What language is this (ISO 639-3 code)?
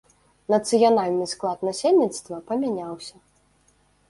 bel